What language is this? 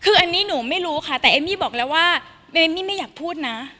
Thai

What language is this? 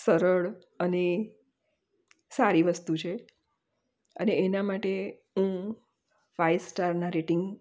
Gujarati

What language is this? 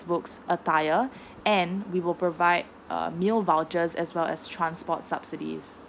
English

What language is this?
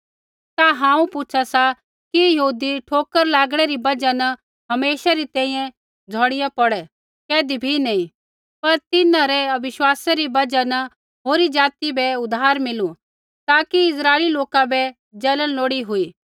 Kullu Pahari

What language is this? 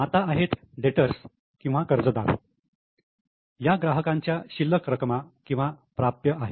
Marathi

